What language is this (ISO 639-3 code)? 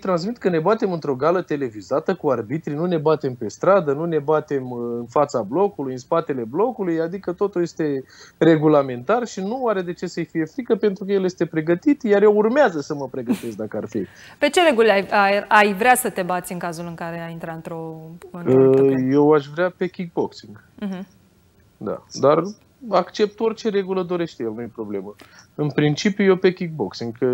ron